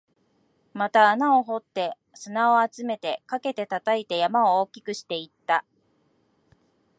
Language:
Japanese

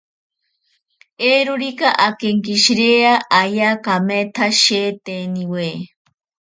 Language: Ashéninka Perené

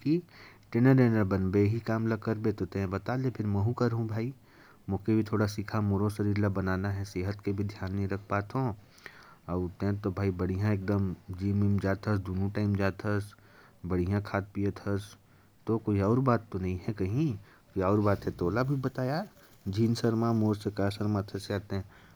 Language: Korwa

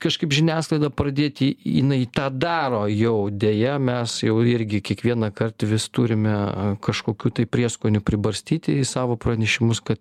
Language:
Lithuanian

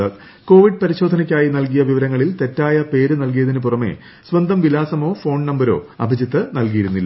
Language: Malayalam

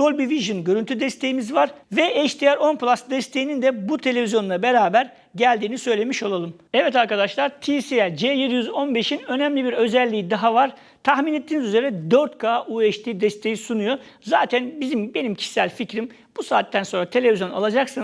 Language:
Turkish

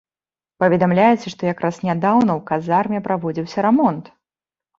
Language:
Belarusian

